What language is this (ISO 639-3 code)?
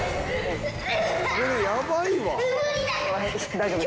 jpn